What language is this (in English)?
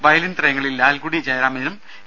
Malayalam